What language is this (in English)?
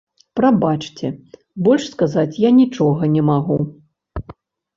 Belarusian